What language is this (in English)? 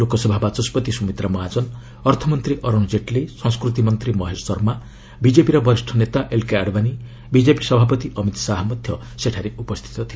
Odia